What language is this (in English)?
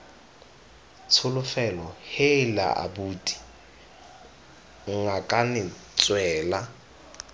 Tswana